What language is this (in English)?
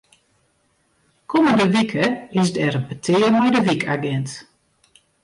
Western Frisian